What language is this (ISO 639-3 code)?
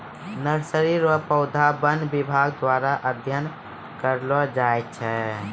mai